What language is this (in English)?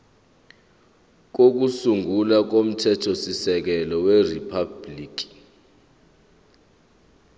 Zulu